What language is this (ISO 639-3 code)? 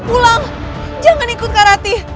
ind